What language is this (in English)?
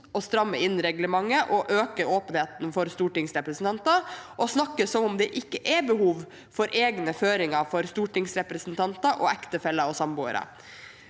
Norwegian